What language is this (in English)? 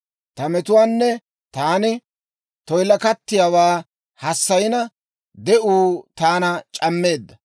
Dawro